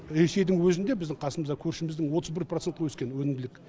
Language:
Kazakh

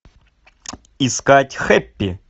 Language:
Russian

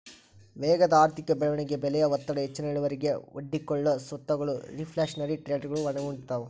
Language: Kannada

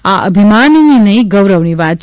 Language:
Gujarati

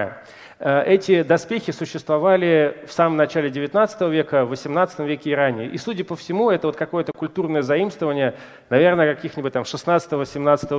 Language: Russian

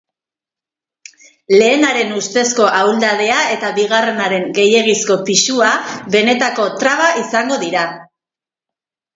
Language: Basque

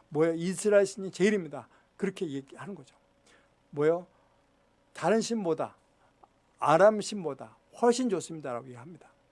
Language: Korean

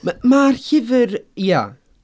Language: Welsh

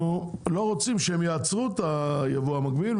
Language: Hebrew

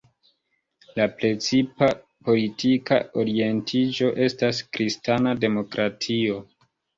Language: Esperanto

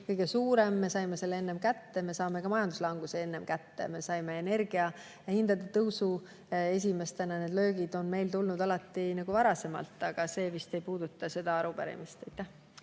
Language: Estonian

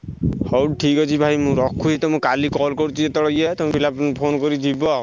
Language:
Odia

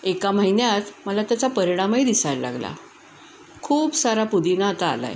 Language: Marathi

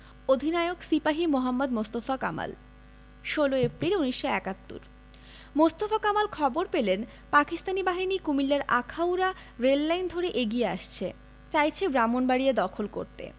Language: Bangla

